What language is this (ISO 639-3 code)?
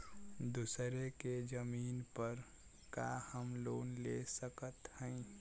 bho